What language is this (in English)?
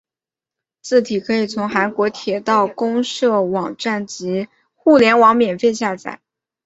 Chinese